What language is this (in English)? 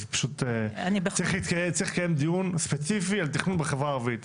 Hebrew